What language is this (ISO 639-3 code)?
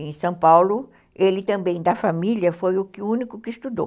por